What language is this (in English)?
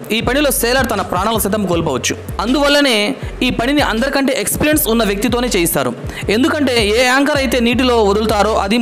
Romanian